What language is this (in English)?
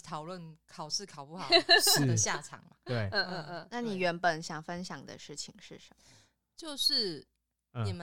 Chinese